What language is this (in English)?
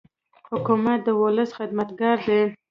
Pashto